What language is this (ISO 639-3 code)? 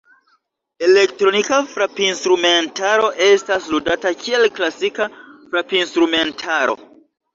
epo